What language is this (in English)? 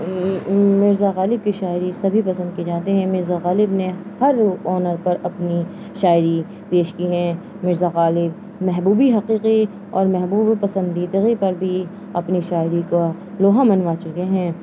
Urdu